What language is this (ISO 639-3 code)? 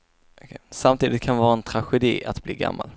swe